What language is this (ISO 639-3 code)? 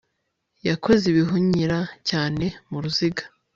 kin